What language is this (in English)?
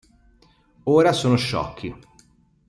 Italian